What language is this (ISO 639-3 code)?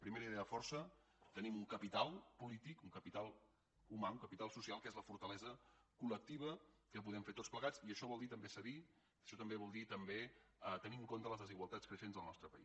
cat